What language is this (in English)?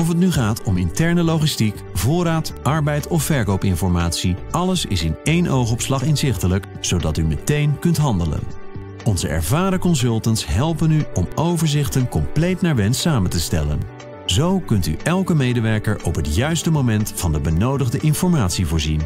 Dutch